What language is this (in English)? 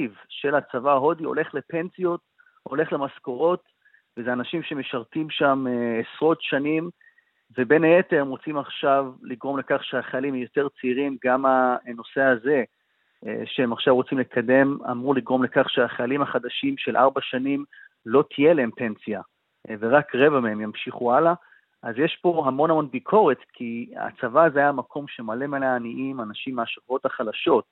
Hebrew